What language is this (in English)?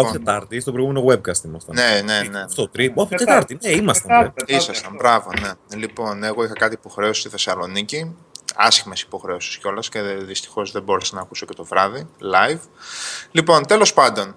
Greek